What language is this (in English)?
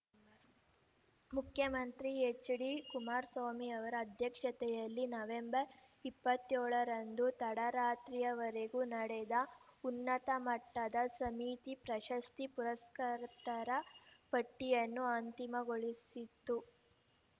Kannada